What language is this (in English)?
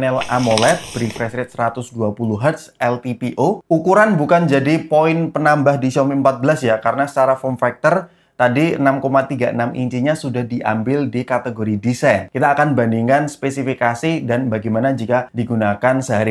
Indonesian